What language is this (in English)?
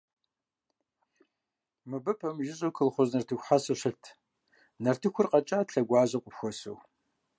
Kabardian